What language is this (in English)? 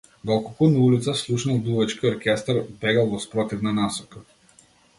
Macedonian